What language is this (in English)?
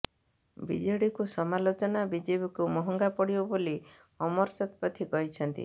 Odia